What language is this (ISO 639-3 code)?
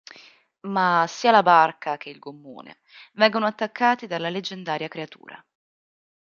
ita